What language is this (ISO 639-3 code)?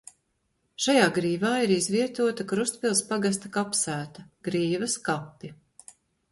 lav